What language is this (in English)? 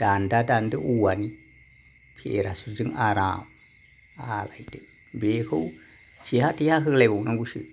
Bodo